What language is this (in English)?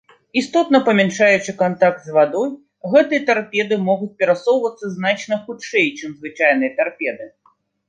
Belarusian